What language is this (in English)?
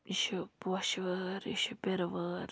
Kashmiri